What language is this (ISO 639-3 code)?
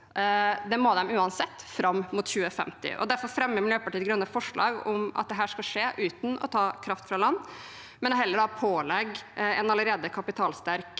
nor